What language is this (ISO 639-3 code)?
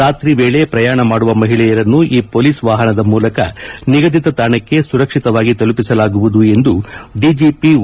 kan